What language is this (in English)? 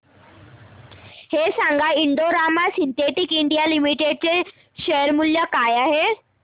Marathi